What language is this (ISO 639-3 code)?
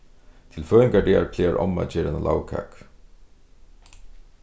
fao